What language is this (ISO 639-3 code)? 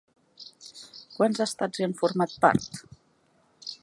cat